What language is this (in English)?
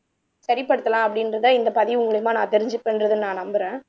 Tamil